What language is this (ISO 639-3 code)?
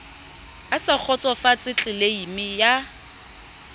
sot